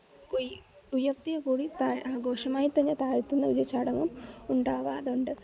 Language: Malayalam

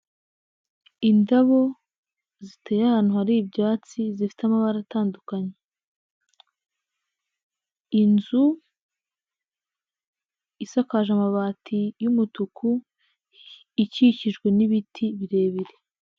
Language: Kinyarwanda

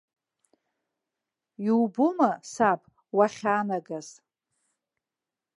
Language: Abkhazian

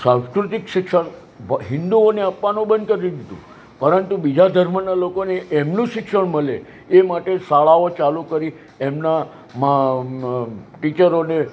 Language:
Gujarati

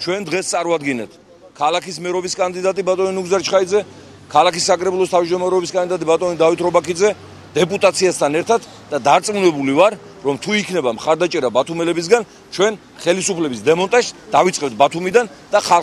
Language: Romanian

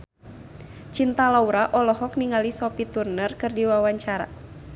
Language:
Sundanese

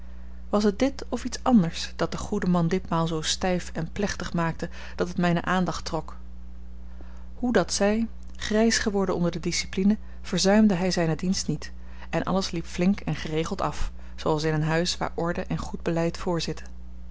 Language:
Dutch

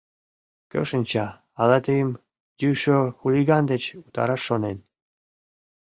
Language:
Mari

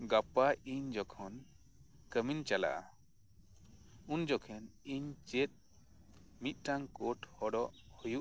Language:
Santali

